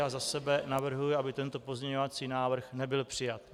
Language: Czech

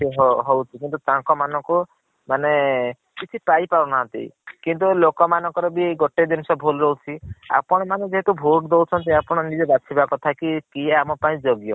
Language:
Odia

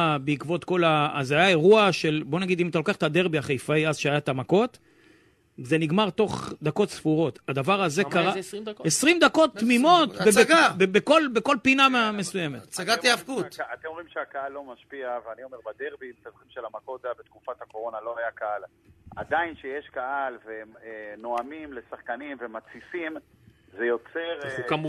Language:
Hebrew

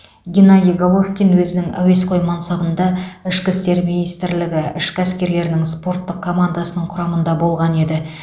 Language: Kazakh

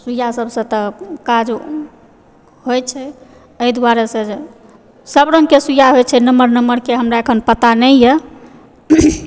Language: Maithili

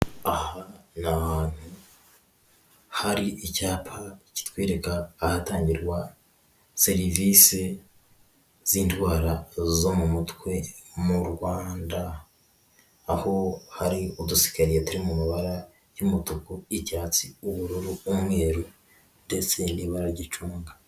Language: Kinyarwanda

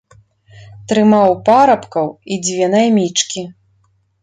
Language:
Belarusian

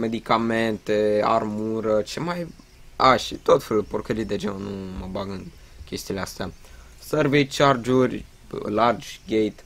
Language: Romanian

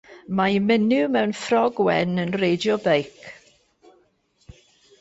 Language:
Welsh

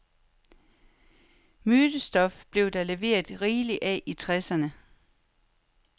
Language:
Danish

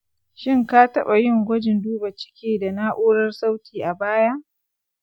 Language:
Hausa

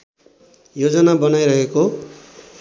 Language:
Nepali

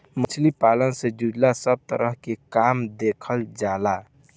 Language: Bhojpuri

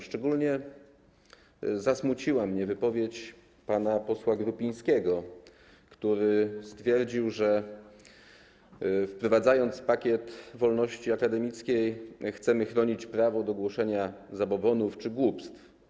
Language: Polish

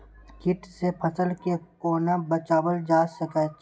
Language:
Maithili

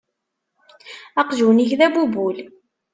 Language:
Kabyle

